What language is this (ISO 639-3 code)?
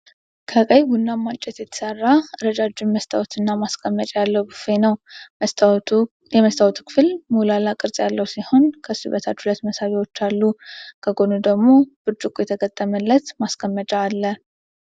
amh